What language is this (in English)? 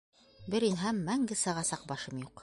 Bashkir